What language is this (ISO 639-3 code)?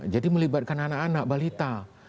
ind